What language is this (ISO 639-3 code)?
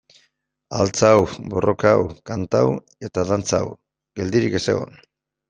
eus